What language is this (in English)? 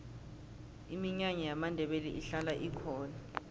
South Ndebele